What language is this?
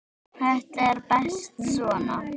Icelandic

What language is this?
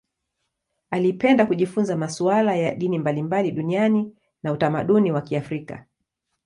Swahili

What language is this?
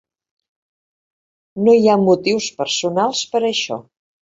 Catalan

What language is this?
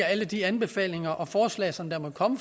Danish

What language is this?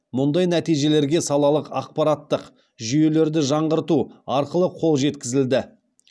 Kazakh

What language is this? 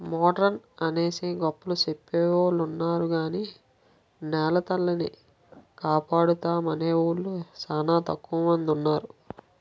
Telugu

